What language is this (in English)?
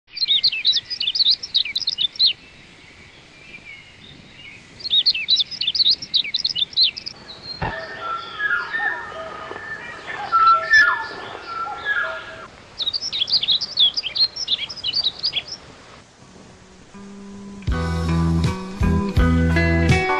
Korean